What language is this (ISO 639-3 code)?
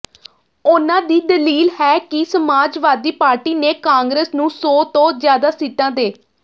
pan